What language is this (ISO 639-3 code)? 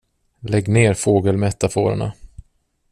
swe